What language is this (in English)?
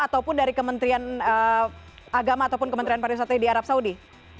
Indonesian